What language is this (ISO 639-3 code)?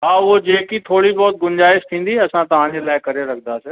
snd